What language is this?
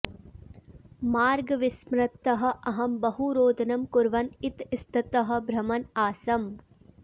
Sanskrit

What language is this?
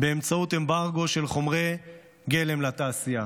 Hebrew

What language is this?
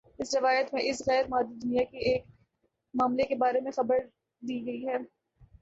Urdu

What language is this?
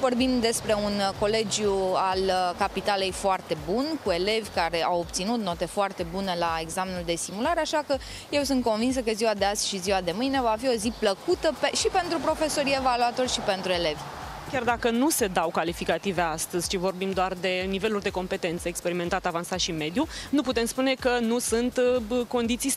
Romanian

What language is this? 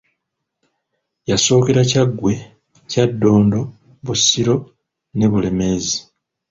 Ganda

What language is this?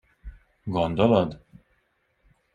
Hungarian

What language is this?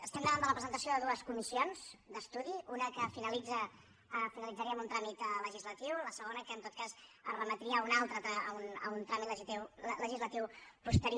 Catalan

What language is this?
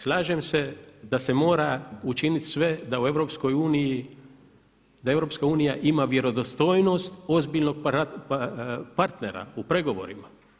Croatian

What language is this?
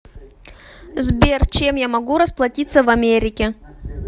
Russian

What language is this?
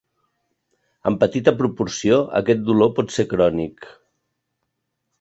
Catalan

